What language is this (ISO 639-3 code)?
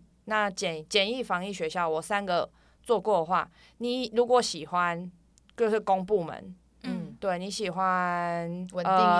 zho